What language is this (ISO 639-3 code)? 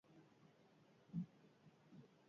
eus